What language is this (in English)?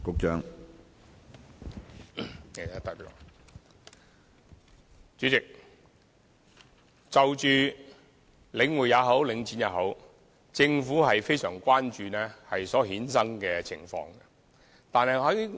Cantonese